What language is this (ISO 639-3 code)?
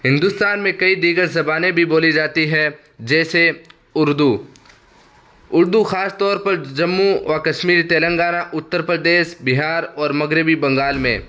urd